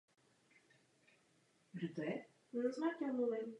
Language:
Czech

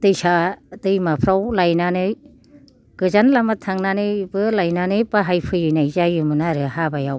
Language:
Bodo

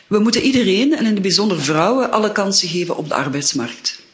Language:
Dutch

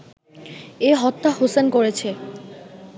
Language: Bangla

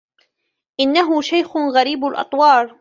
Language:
Arabic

